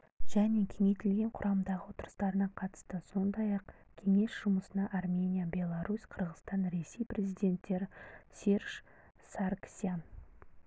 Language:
Kazakh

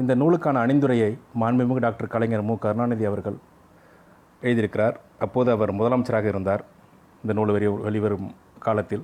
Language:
Tamil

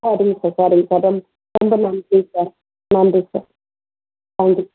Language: Tamil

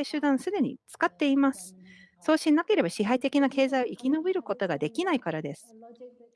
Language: Japanese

